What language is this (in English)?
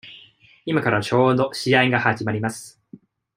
Japanese